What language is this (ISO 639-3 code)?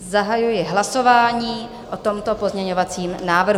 ces